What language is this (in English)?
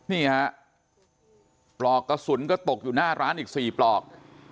Thai